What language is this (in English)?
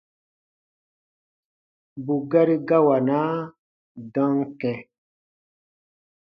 Baatonum